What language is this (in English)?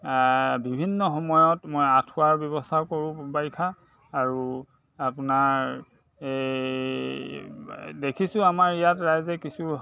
Assamese